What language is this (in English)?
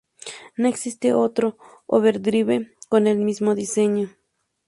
Spanish